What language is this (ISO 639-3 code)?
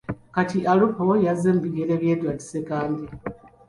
lug